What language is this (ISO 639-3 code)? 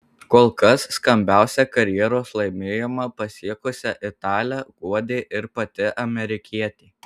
lit